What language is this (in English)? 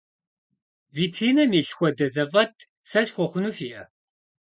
Kabardian